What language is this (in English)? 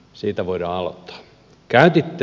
Finnish